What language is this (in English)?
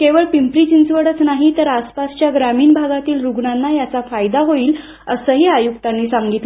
Marathi